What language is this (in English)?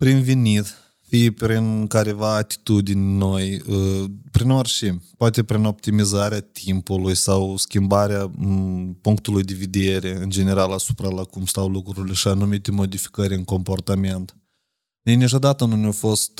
Romanian